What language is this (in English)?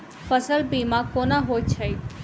Maithili